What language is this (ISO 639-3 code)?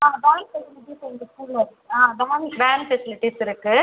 tam